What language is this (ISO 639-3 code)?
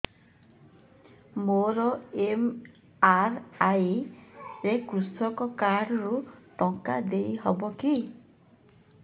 ori